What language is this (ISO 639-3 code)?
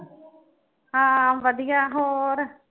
pan